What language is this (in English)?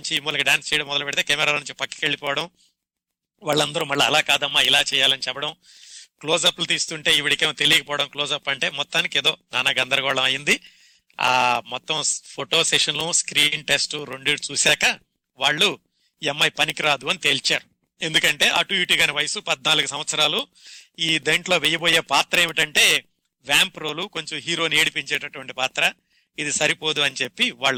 Telugu